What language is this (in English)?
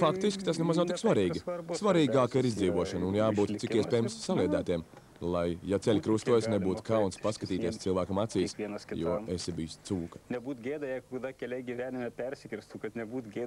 Latvian